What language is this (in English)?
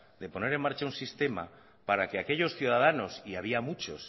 Spanish